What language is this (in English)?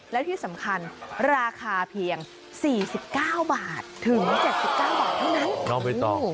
Thai